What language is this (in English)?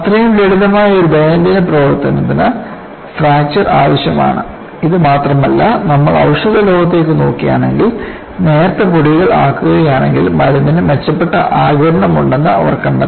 Malayalam